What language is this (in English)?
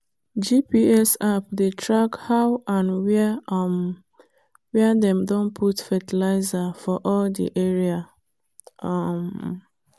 Nigerian Pidgin